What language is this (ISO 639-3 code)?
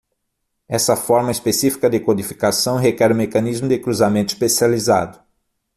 por